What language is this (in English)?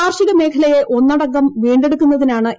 Malayalam